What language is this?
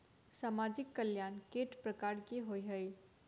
Maithili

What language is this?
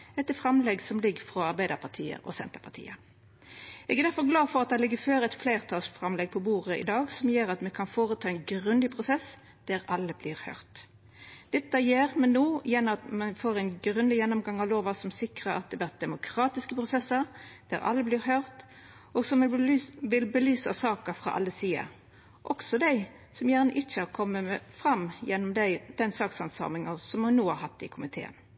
Norwegian Nynorsk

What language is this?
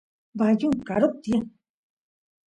Santiago del Estero Quichua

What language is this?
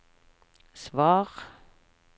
Norwegian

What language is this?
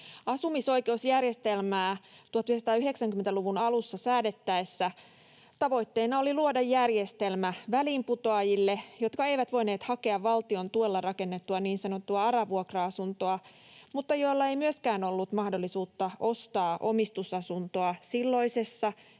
Finnish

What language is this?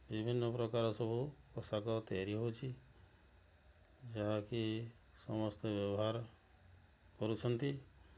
Odia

